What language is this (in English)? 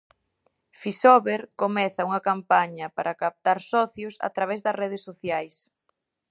Galician